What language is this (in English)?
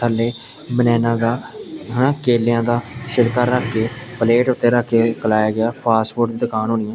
Punjabi